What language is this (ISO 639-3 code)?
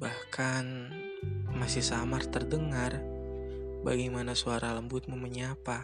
ind